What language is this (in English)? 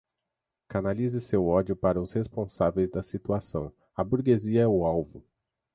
Portuguese